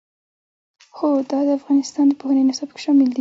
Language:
Pashto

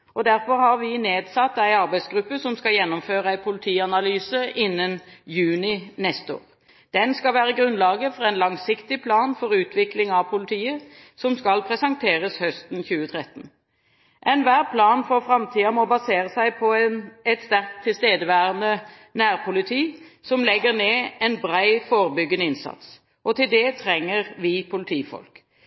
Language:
Norwegian Bokmål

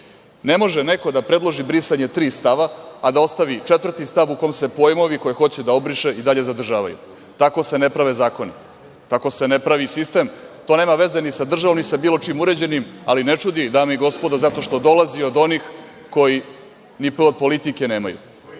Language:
Serbian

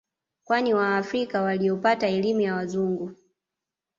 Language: Swahili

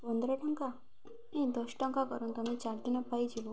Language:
Odia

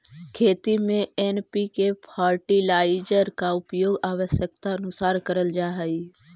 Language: Magahi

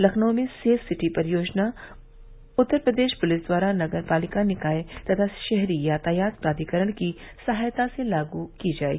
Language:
Hindi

